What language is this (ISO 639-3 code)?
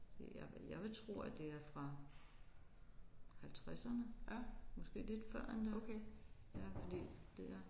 dan